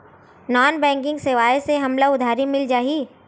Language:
Chhattisgarhi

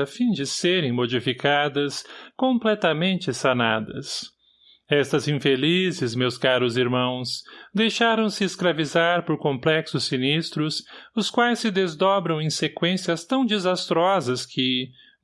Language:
Portuguese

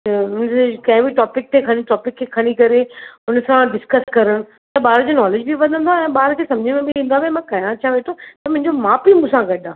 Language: Sindhi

